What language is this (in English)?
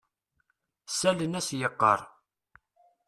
Kabyle